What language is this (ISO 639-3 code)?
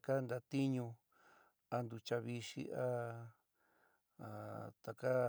mig